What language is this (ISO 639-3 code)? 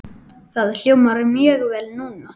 isl